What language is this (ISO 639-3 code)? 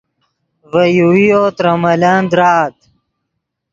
ydg